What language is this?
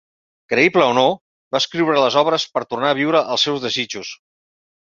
Catalan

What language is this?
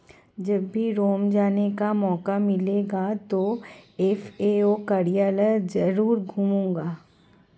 Hindi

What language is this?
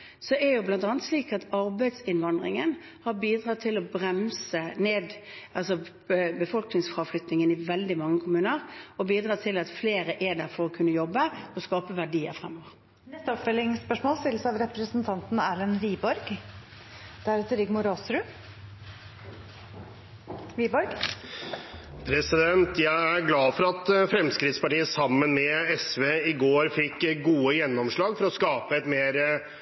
Norwegian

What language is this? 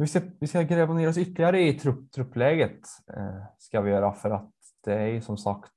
Swedish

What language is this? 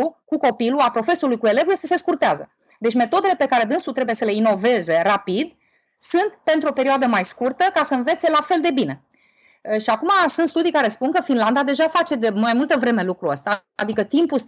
Romanian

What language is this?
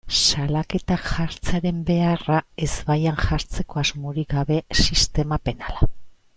Basque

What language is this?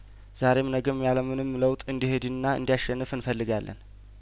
Amharic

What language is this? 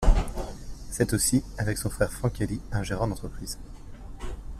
French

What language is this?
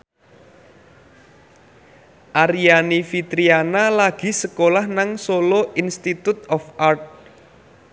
Javanese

